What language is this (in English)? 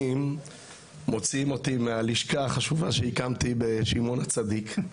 Hebrew